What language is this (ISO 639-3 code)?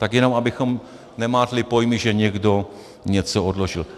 ces